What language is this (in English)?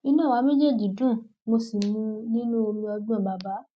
Yoruba